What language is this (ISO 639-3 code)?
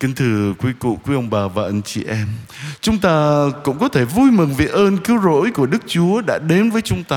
vie